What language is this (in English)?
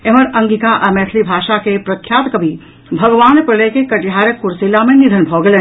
Maithili